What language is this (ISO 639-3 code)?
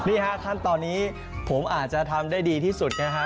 tha